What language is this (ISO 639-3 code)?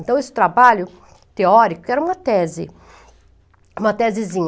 por